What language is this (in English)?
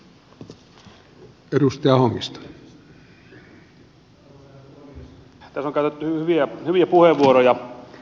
Finnish